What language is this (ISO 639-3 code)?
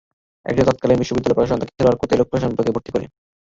ben